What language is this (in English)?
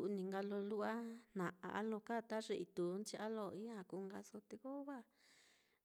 Mitlatongo Mixtec